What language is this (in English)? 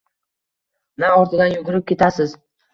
Uzbek